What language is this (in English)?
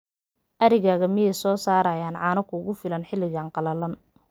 Somali